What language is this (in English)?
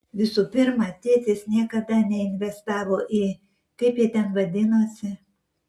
Lithuanian